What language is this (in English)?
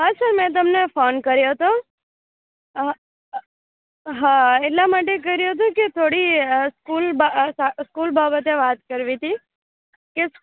Gujarati